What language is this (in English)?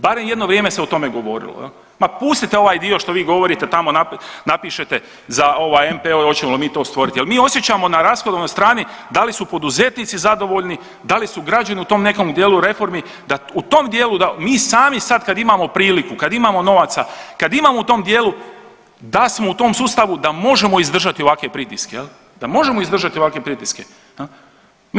Croatian